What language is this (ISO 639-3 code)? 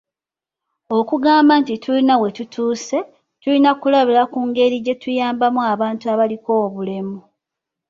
lug